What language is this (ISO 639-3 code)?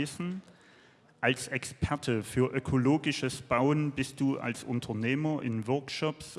deu